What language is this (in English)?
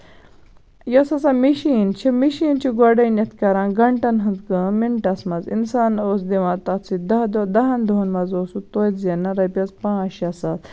Kashmiri